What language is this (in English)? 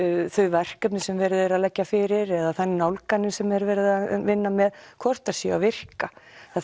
Icelandic